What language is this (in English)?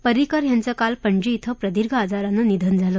Marathi